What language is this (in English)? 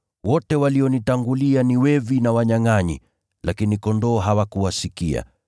Swahili